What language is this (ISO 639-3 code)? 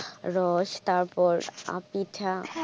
ben